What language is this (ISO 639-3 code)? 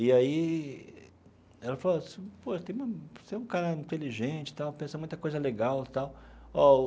por